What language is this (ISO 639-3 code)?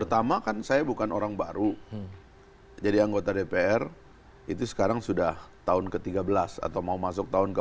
ind